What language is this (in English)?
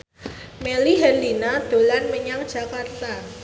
Javanese